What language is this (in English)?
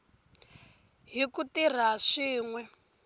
Tsonga